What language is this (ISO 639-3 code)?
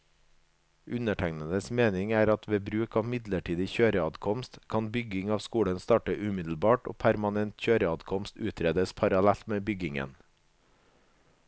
nor